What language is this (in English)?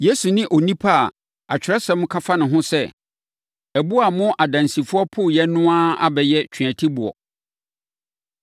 Akan